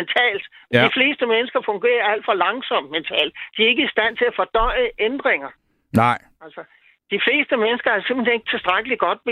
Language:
Danish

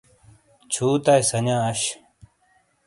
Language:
Shina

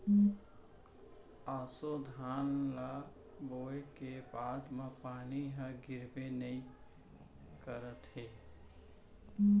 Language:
Chhattisgarhi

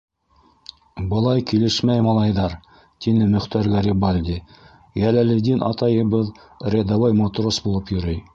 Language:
Bashkir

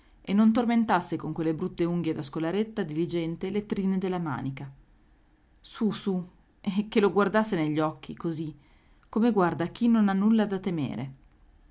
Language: Italian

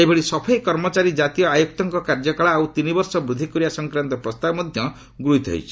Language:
Odia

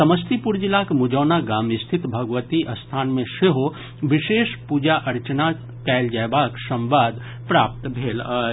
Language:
Maithili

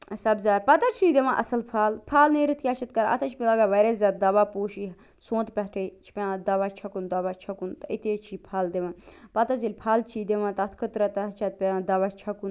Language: Kashmiri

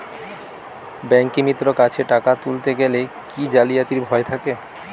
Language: Bangla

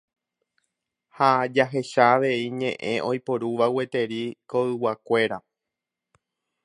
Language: Guarani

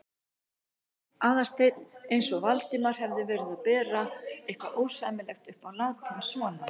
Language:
Icelandic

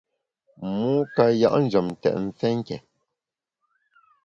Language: Bamun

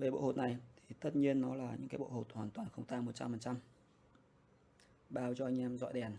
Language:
Vietnamese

